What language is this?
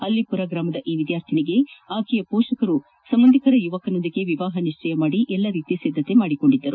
Kannada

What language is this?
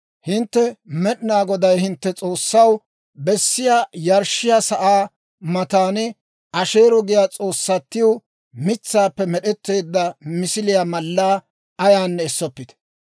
Dawro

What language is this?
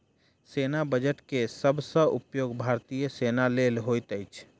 Maithili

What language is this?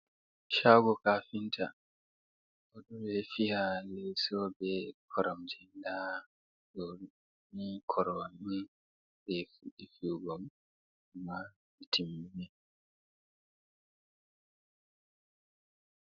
Fula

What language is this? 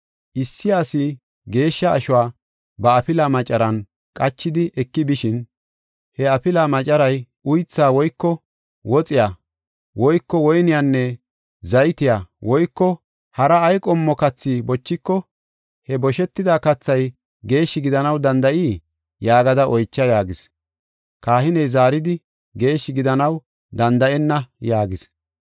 Gofa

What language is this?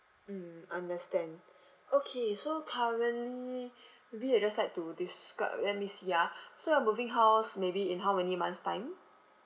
English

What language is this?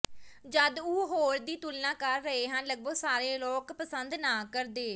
Punjabi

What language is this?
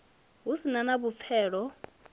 Venda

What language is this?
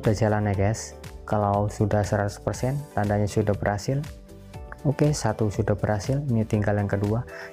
Indonesian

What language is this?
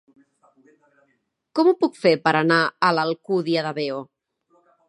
Catalan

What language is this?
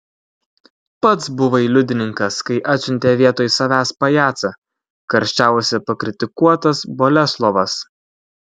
Lithuanian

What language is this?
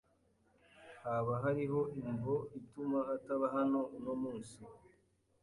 Kinyarwanda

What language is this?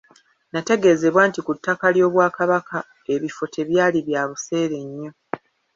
Ganda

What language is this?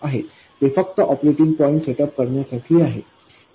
Marathi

